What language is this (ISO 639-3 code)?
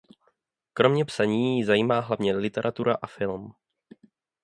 ces